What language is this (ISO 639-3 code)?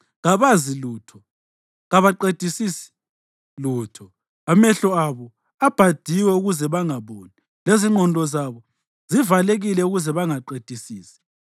nde